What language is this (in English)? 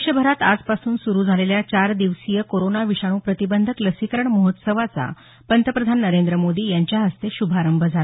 Marathi